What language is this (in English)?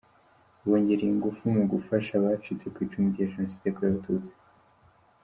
Kinyarwanda